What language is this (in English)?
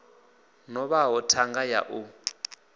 Venda